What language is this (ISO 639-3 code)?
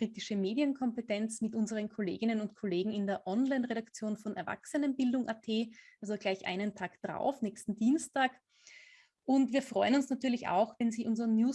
deu